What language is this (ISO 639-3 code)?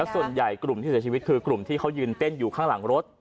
tha